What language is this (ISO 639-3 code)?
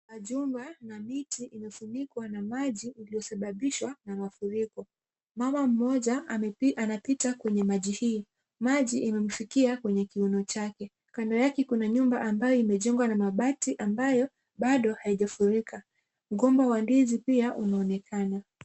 swa